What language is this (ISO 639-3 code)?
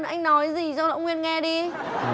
vie